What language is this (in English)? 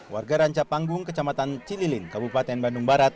Indonesian